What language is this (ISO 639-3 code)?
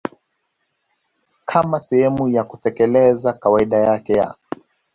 swa